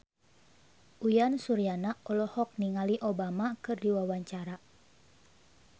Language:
Sundanese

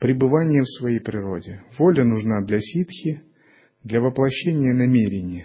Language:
Russian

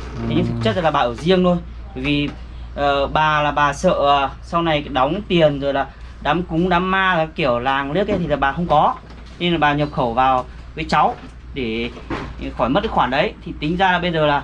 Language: Vietnamese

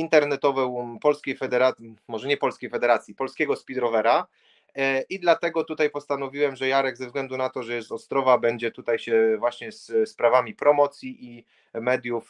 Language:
Polish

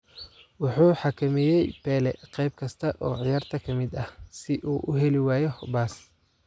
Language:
Somali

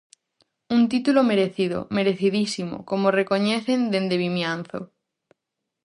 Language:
Galician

